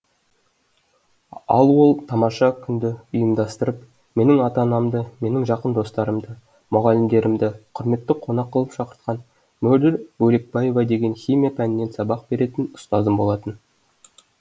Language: Kazakh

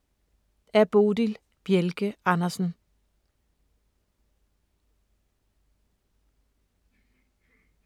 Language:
Danish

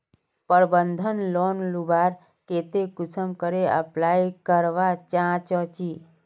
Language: Magahi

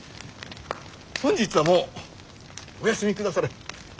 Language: Japanese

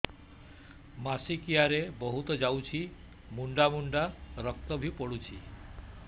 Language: Odia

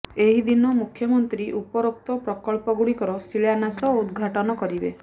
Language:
Odia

